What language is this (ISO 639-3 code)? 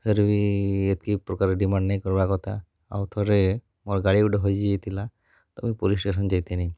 ori